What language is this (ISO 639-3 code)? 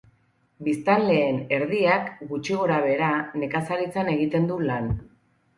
eus